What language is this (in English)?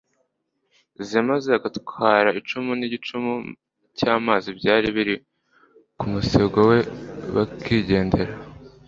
Kinyarwanda